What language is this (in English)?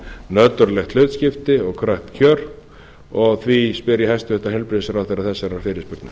Icelandic